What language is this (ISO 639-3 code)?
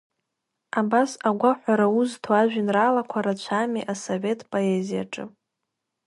abk